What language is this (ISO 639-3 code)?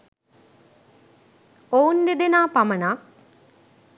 sin